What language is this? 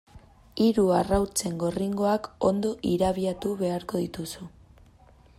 Basque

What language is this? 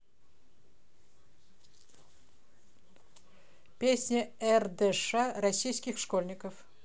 Russian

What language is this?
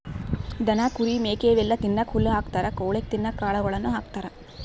Kannada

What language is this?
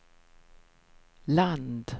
Swedish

